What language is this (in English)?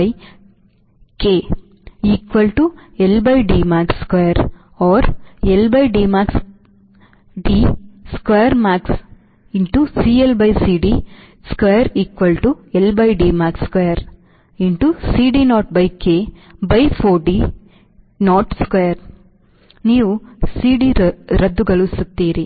Kannada